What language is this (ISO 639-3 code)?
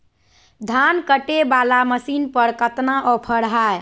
mag